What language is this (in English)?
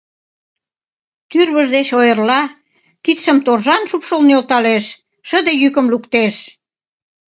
Mari